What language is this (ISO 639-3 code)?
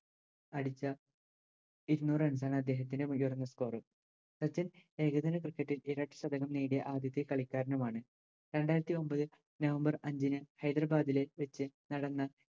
mal